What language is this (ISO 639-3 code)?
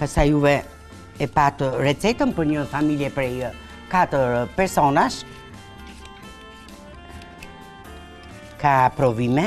ron